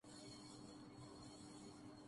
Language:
Urdu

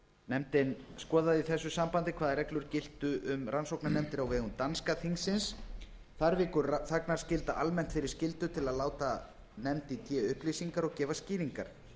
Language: Icelandic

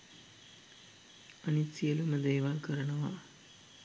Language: Sinhala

